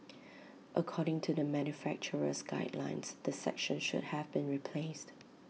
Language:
English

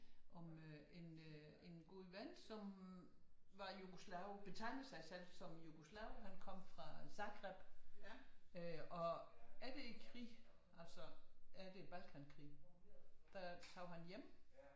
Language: Danish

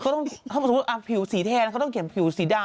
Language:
Thai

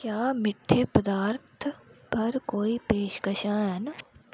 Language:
Dogri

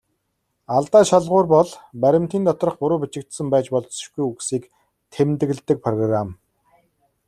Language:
Mongolian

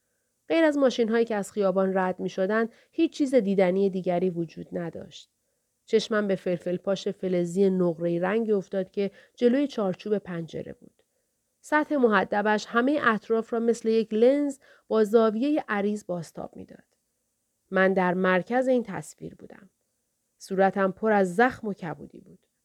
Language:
Persian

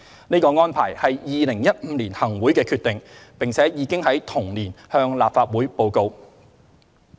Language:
Cantonese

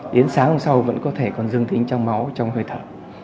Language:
Vietnamese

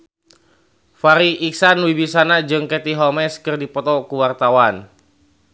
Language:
Sundanese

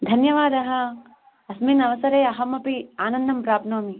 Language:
Sanskrit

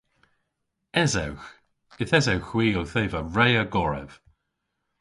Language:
Cornish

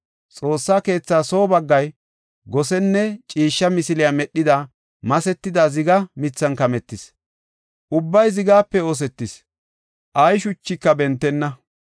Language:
Gofa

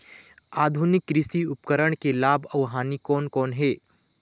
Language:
Chhattisgarhi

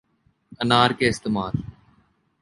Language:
Urdu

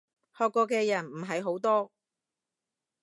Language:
Cantonese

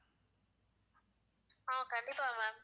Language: Tamil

